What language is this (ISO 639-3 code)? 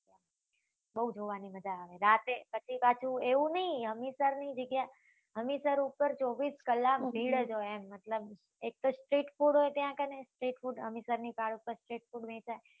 guj